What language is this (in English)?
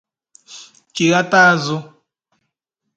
Igbo